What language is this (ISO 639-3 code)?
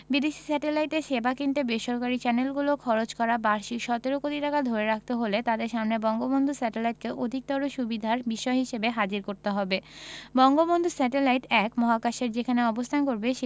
ben